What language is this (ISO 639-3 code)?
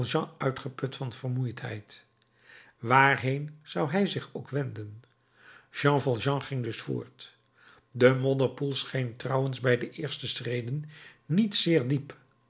nld